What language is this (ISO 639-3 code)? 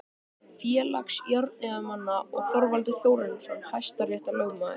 isl